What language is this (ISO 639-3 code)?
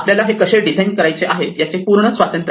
mar